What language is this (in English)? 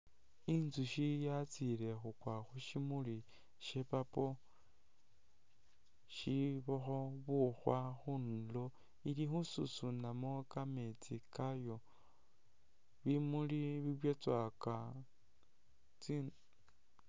Masaaba